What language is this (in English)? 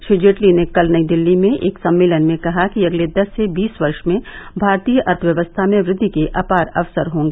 Hindi